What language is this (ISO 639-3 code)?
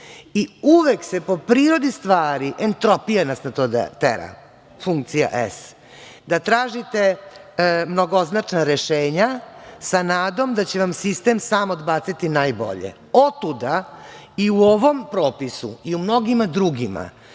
srp